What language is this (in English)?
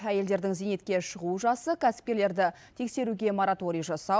Kazakh